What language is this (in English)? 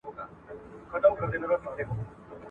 Pashto